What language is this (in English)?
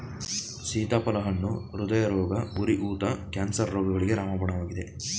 Kannada